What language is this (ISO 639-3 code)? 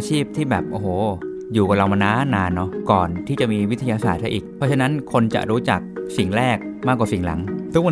tha